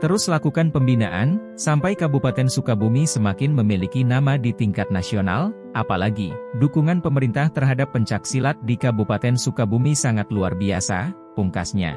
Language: Indonesian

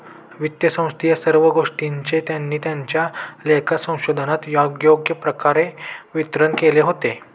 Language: Marathi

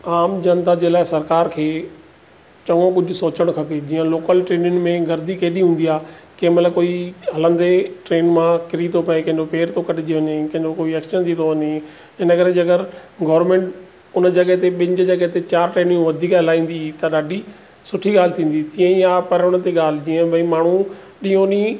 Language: Sindhi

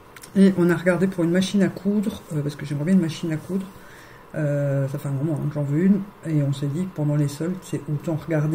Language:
French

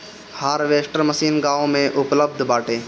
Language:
Bhojpuri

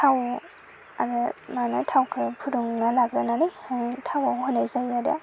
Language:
Bodo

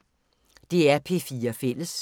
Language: Danish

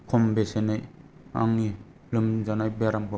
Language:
Bodo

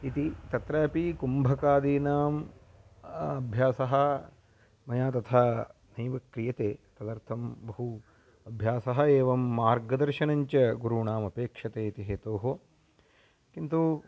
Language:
Sanskrit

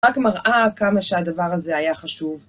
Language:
Hebrew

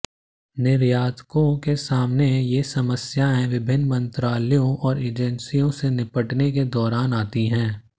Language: Hindi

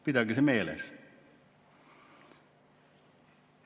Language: Estonian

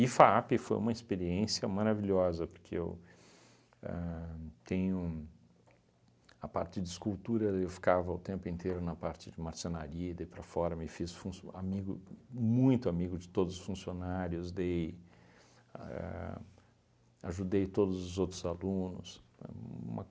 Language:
Portuguese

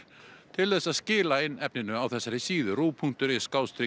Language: Icelandic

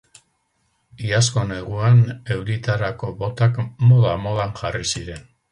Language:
Basque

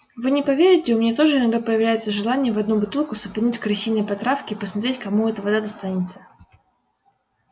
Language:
Russian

